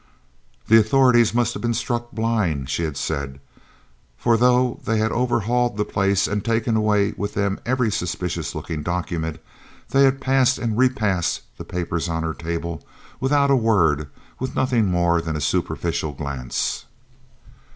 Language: English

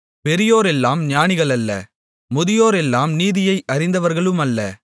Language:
Tamil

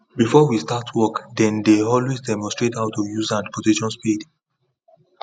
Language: Nigerian Pidgin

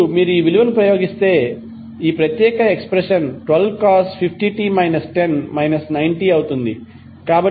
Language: Telugu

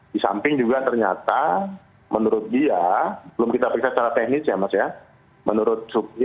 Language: Indonesian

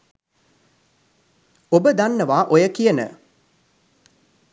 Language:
Sinhala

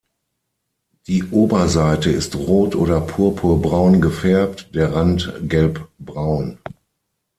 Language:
German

